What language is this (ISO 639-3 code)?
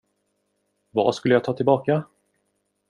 swe